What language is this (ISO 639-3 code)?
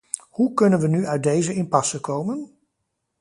nld